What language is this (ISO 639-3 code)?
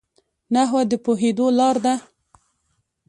pus